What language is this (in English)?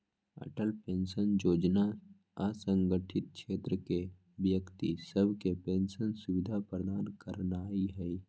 Magahi